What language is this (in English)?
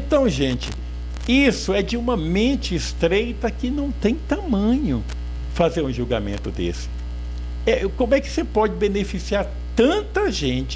Portuguese